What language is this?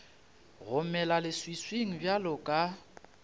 Northern Sotho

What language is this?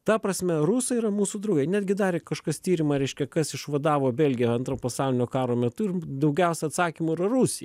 Lithuanian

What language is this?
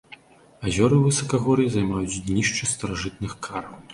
Belarusian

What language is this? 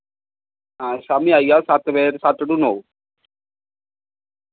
Dogri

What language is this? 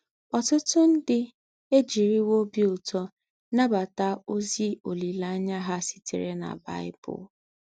Igbo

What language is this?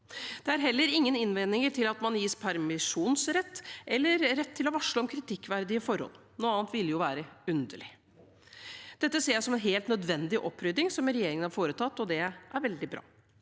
Norwegian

